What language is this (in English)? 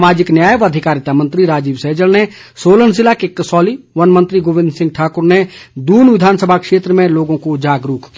Hindi